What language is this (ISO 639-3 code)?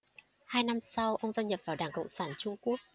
vie